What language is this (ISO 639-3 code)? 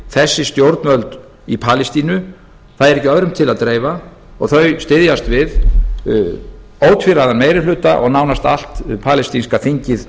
isl